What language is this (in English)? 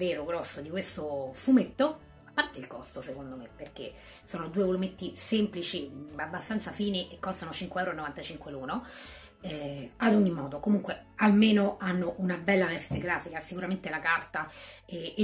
Italian